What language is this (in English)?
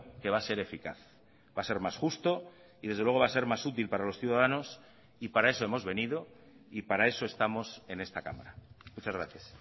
Spanish